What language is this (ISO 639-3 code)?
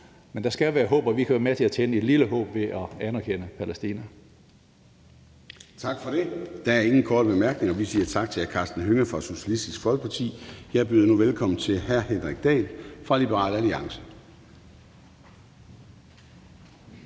dan